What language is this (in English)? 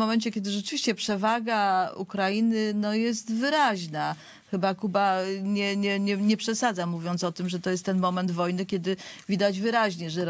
Polish